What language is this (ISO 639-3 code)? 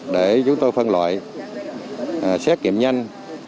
vie